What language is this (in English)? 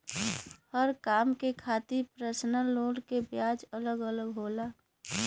Bhojpuri